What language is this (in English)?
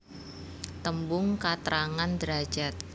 Javanese